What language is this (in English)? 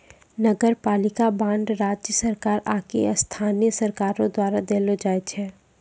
Maithili